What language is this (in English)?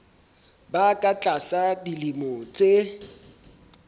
Southern Sotho